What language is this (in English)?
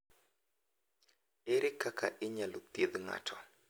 Luo (Kenya and Tanzania)